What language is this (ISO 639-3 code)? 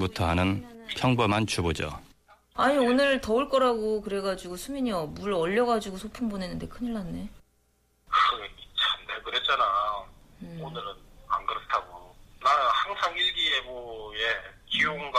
kor